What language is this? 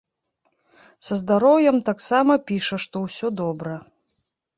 Belarusian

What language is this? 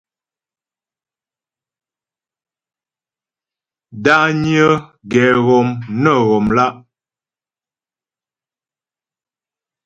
Ghomala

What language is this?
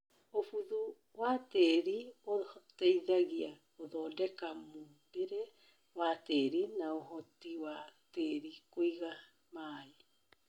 Kikuyu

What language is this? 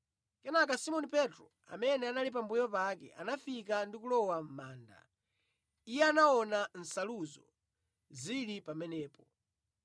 Nyanja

